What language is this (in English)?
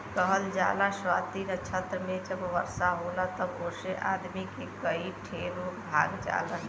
Bhojpuri